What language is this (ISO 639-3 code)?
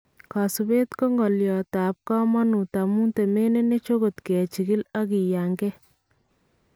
kln